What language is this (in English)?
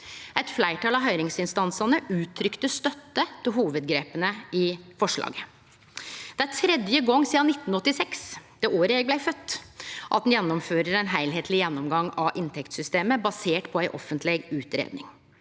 Norwegian